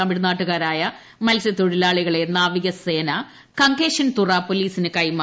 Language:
Malayalam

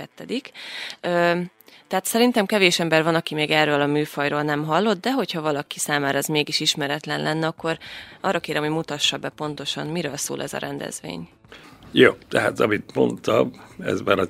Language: Hungarian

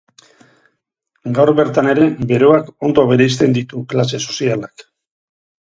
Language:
Basque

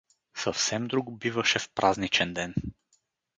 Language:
Bulgarian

